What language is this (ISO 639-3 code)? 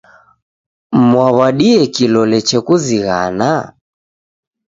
dav